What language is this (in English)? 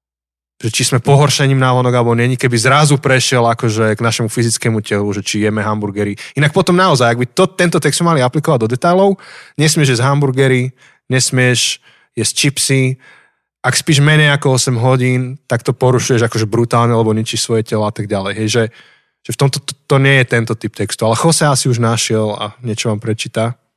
Slovak